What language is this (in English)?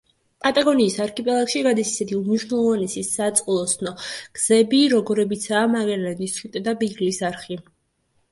Georgian